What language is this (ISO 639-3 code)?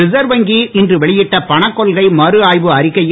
tam